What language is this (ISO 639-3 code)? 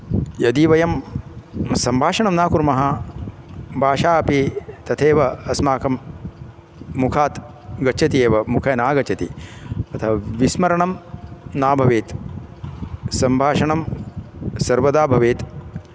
san